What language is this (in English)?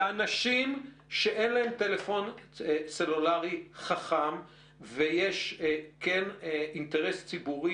Hebrew